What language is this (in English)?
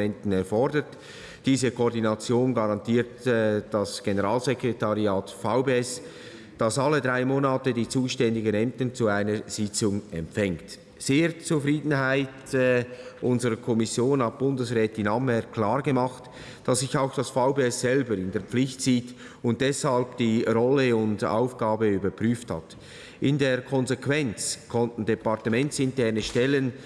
German